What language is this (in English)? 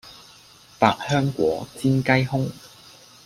Cantonese